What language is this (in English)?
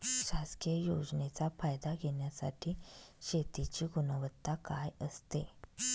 Marathi